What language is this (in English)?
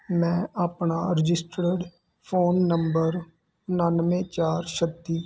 Punjabi